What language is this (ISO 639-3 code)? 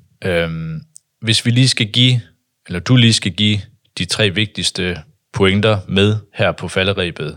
dan